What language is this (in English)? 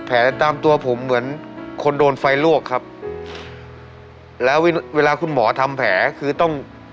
Thai